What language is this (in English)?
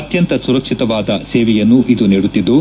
Kannada